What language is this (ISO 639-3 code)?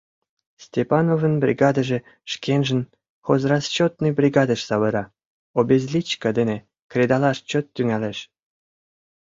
chm